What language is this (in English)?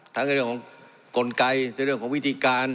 Thai